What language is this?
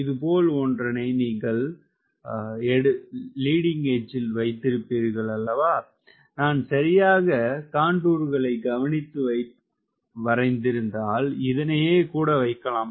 Tamil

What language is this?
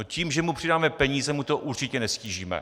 Czech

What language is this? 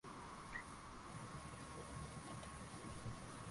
Swahili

